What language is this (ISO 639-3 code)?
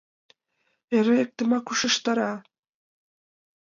chm